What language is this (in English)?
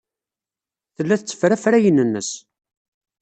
Kabyle